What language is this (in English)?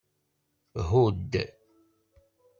Kabyle